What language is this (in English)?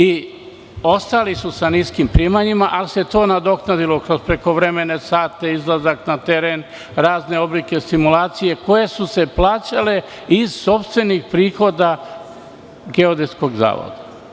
Serbian